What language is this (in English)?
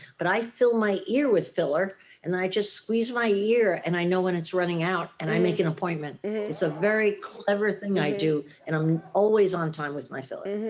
English